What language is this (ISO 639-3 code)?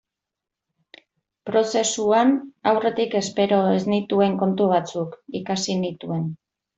eus